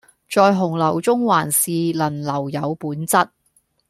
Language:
Cantonese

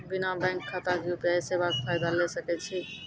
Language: Maithili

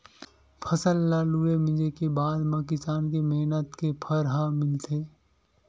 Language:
Chhattisgarhi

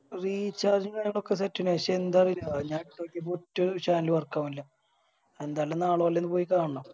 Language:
Malayalam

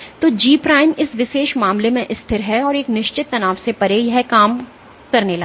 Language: Hindi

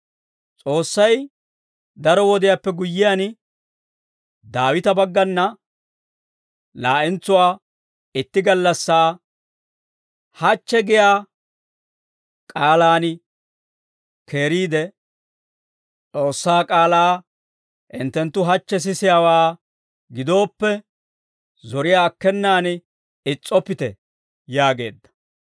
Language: Dawro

